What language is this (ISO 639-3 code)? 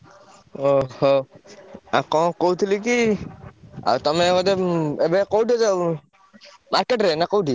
ori